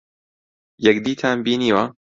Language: Central Kurdish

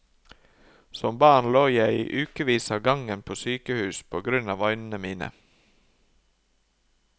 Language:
Norwegian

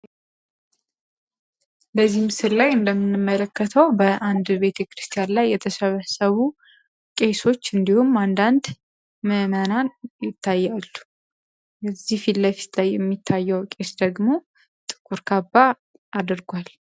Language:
Amharic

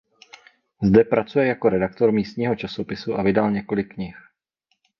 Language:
Czech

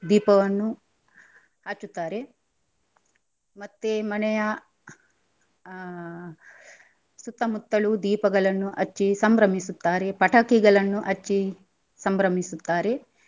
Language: Kannada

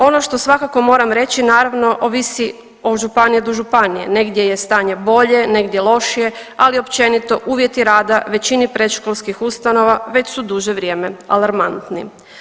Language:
Croatian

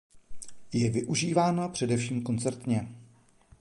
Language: Czech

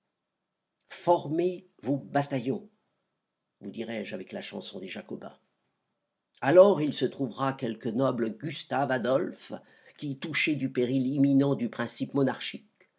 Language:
French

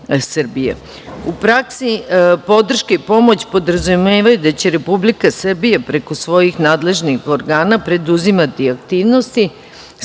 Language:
Serbian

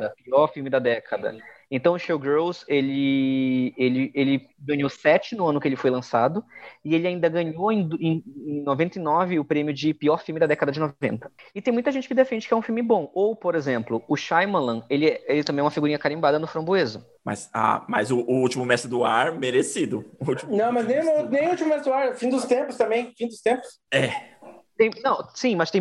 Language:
Portuguese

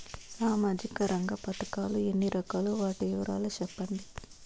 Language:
Telugu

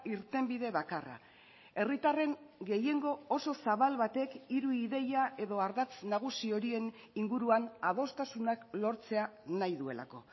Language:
Basque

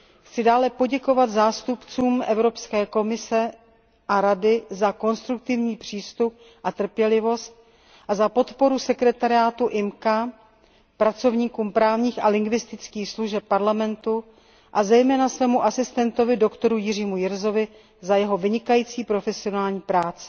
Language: Czech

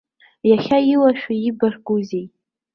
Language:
Abkhazian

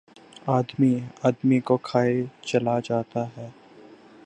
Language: Urdu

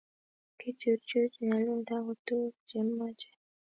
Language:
Kalenjin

